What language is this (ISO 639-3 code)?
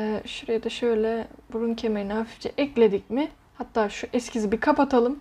tur